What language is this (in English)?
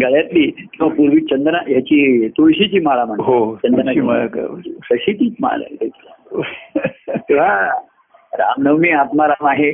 Marathi